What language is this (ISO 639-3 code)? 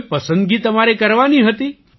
guj